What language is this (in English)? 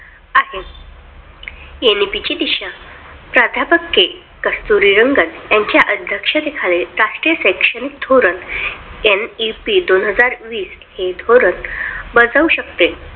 Marathi